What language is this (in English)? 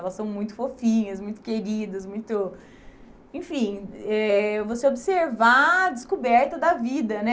Portuguese